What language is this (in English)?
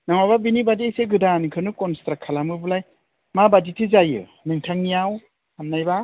Bodo